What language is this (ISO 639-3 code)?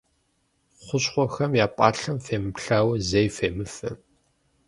kbd